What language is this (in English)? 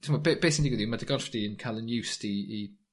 Welsh